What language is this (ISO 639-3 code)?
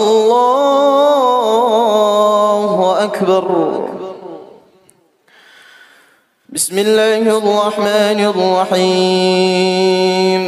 ara